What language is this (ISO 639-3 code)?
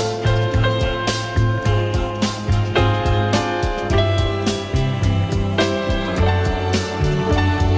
vie